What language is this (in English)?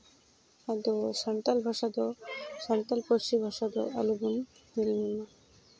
Santali